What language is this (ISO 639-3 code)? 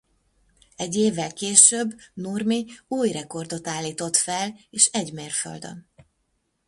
hun